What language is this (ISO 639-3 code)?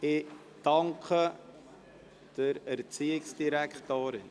gsw